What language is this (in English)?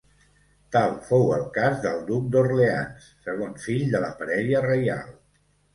Catalan